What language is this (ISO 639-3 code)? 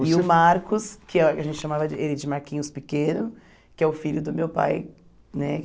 por